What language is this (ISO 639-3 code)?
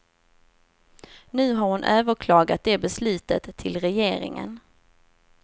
swe